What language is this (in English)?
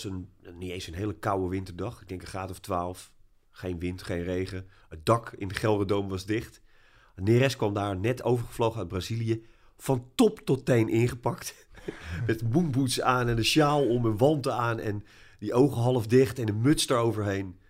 Dutch